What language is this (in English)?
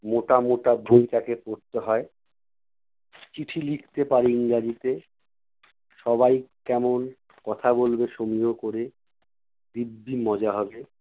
Bangla